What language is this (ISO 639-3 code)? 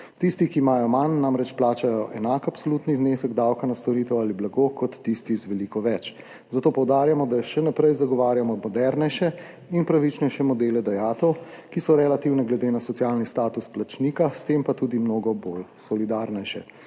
slv